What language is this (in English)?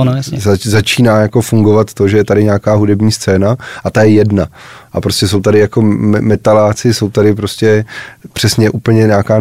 Czech